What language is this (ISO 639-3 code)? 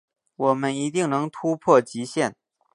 zho